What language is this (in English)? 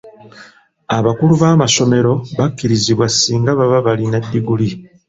Ganda